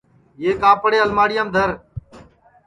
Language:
Sansi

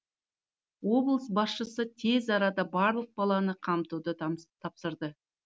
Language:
Kazakh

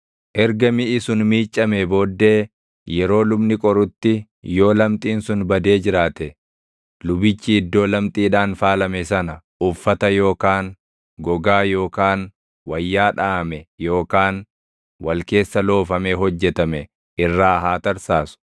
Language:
Oromo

